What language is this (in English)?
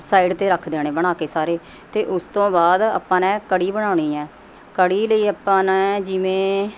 Punjabi